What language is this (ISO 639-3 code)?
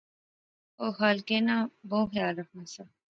phr